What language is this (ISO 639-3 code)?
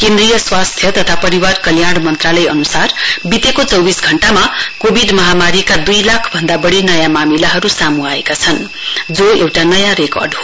nep